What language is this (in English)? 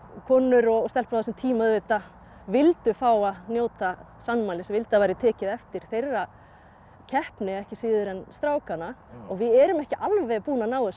Icelandic